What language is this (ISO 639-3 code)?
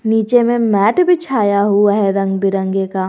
hin